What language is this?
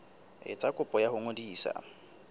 Southern Sotho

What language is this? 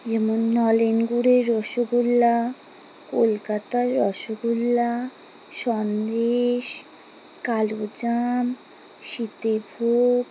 Bangla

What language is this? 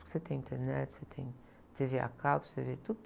Portuguese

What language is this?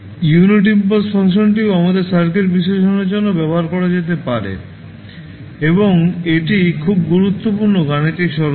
Bangla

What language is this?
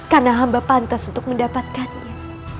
Indonesian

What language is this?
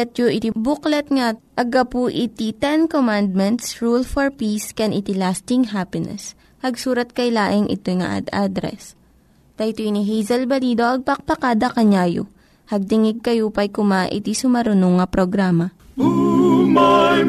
Filipino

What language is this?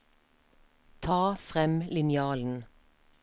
Norwegian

